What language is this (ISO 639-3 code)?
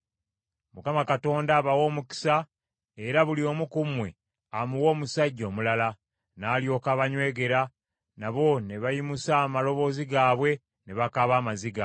lug